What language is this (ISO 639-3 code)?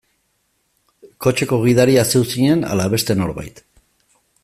eus